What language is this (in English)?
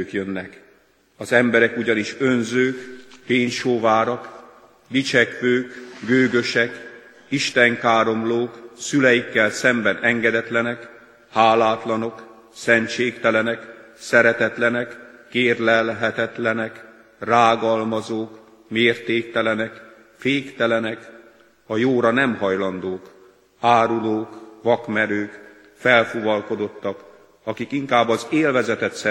Hungarian